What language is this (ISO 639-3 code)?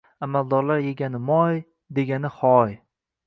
uzb